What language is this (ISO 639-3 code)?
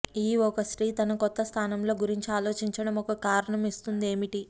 tel